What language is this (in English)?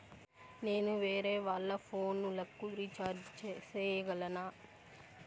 Telugu